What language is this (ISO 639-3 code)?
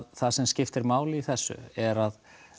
isl